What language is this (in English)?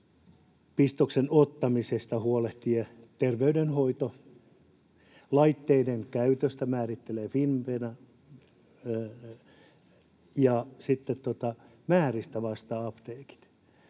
Finnish